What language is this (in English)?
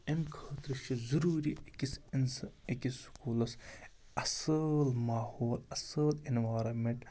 Kashmiri